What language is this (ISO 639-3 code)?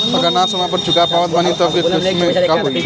bho